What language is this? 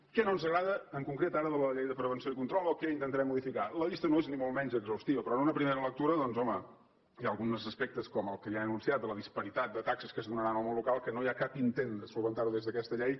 Catalan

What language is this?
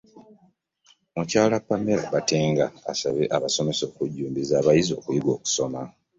Ganda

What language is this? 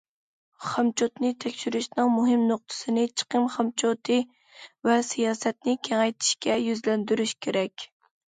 Uyghur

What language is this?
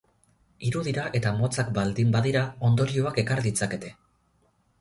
Basque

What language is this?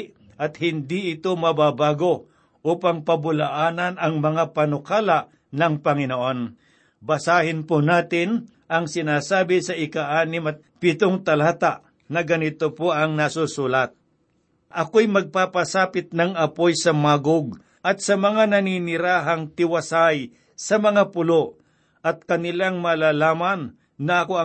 Filipino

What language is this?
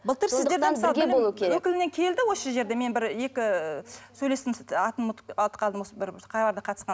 Kazakh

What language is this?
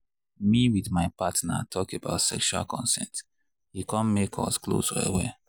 Nigerian Pidgin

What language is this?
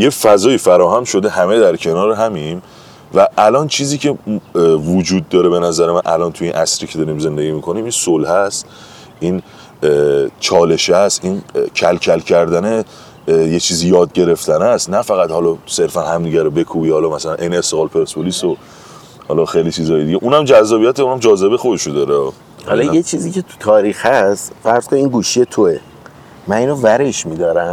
Persian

